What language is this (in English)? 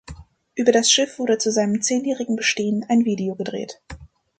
German